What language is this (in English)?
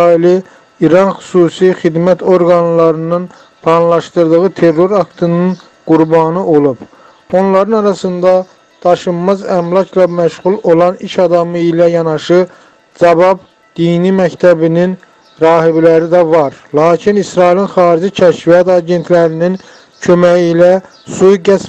Turkish